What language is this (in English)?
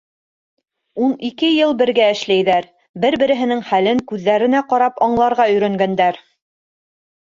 Bashkir